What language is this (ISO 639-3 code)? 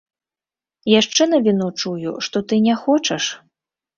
bel